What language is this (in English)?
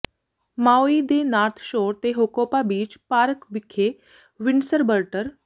Punjabi